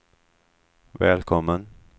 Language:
Swedish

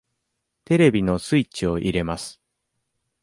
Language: Japanese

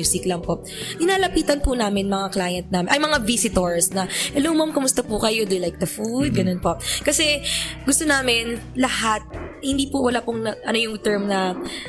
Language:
Filipino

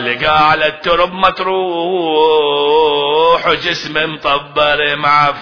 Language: Arabic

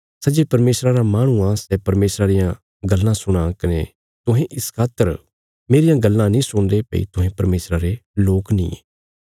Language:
Bilaspuri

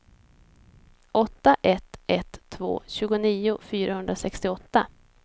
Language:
Swedish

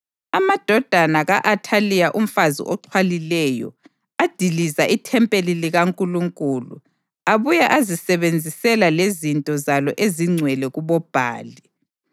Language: North Ndebele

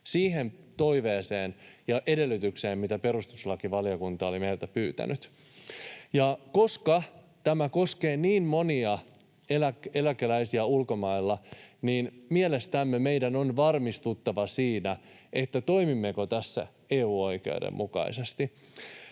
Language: Finnish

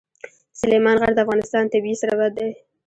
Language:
Pashto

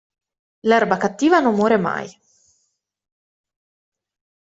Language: Italian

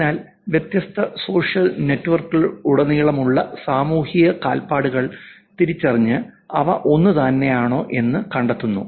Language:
Malayalam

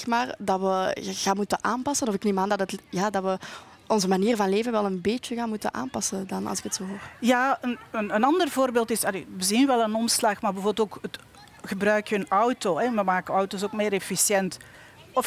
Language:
Dutch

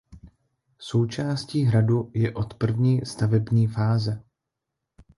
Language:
Czech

